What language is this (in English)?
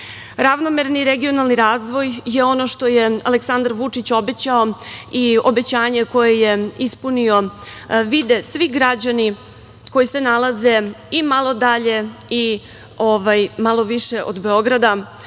Serbian